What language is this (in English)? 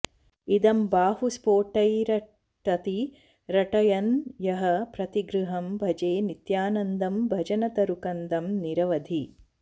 Sanskrit